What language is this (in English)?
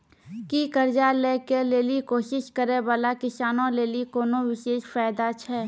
Maithili